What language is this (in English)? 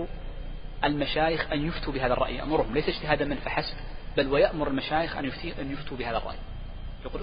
Arabic